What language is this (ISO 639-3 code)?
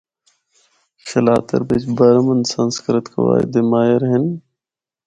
hno